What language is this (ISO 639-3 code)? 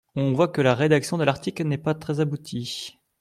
fra